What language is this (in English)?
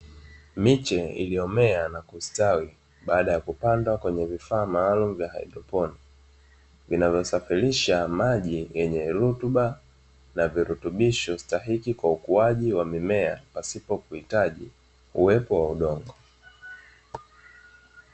Swahili